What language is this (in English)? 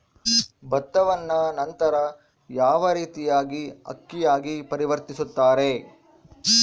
Kannada